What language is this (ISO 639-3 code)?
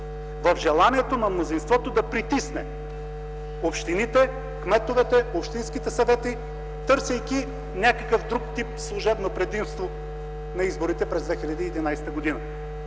bul